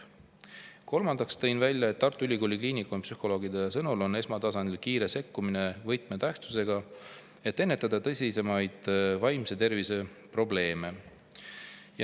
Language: Estonian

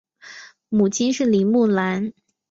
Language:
Chinese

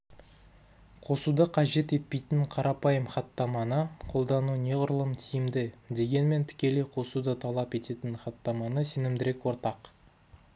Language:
Kazakh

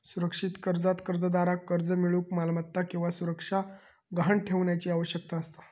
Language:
Marathi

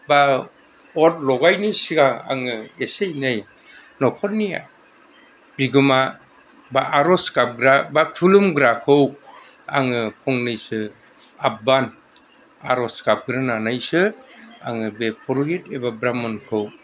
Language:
Bodo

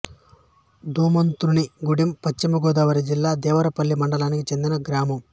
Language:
Telugu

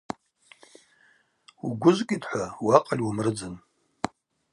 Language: Abaza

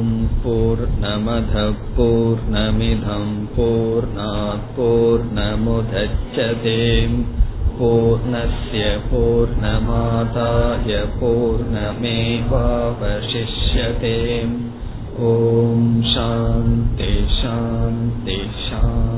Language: Tamil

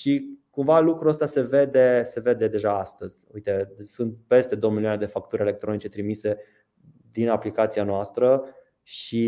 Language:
Romanian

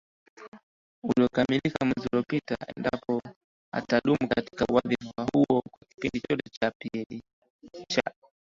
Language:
Swahili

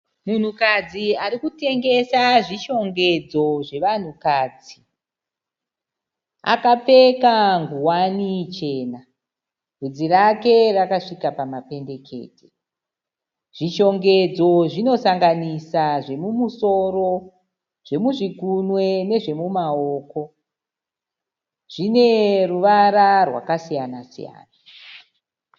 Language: Shona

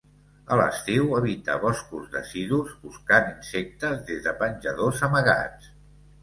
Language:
Catalan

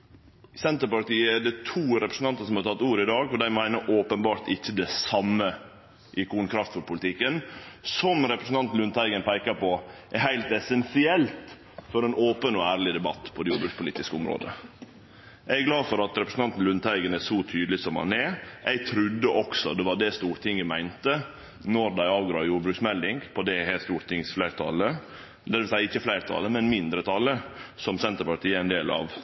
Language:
Norwegian Nynorsk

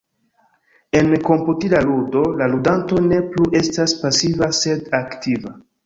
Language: Esperanto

